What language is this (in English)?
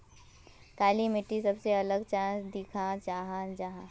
Magahi